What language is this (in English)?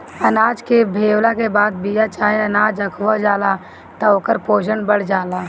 Bhojpuri